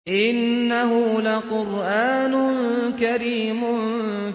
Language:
Arabic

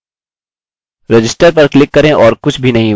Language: Hindi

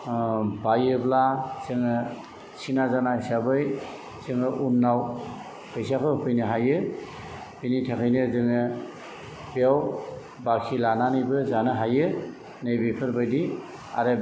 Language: Bodo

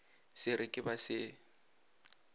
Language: Northern Sotho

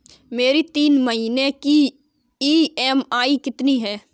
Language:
Hindi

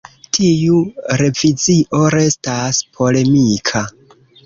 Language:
Esperanto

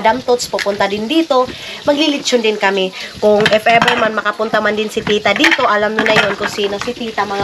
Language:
Filipino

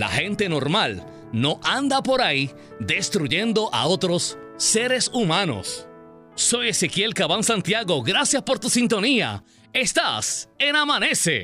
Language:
Spanish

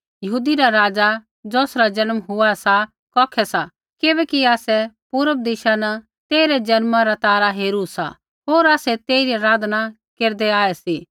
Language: Kullu Pahari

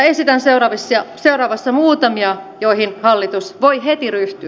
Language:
Finnish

